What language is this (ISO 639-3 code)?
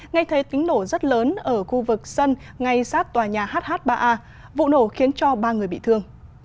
vie